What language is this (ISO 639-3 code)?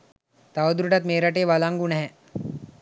sin